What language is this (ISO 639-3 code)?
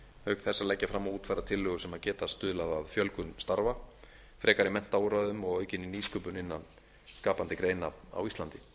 isl